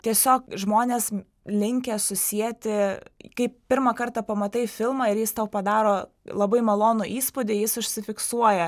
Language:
Lithuanian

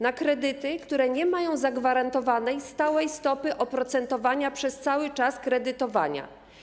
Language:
Polish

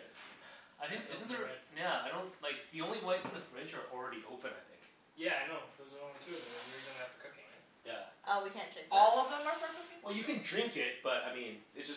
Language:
English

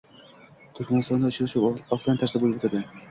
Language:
Uzbek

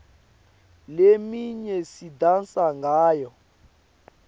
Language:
Swati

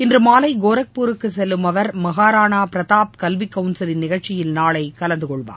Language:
Tamil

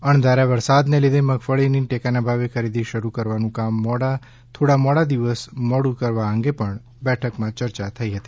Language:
Gujarati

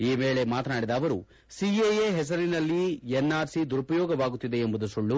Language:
Kannada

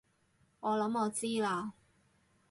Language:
Cantonese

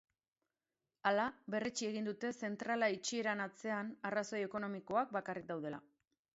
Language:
Basque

